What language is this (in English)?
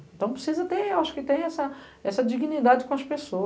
Portuguese